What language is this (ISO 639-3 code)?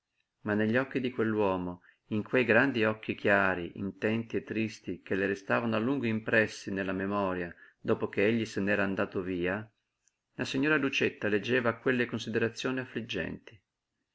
ita